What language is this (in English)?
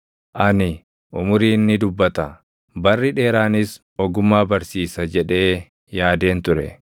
Oromo